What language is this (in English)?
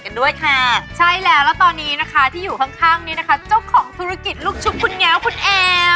Thai